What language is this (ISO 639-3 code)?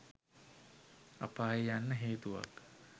sin